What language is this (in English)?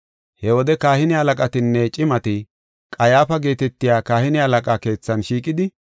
Gofa